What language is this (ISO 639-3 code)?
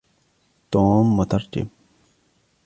ara